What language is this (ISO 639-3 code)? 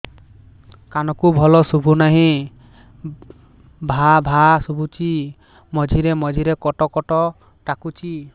ori